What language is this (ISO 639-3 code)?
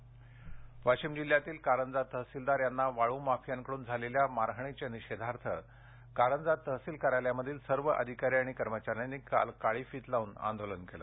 mar